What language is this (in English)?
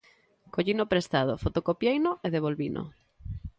Galician